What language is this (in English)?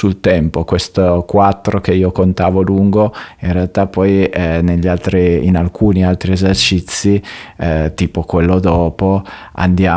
Italian